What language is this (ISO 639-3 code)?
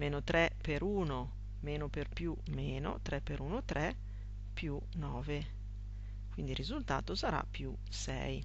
ita